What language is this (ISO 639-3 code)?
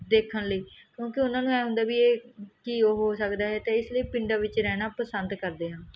pan